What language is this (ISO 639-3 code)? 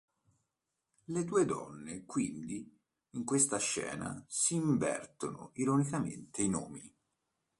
ita